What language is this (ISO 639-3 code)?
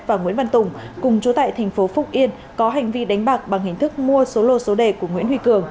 vie